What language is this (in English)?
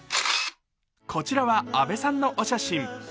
Japanese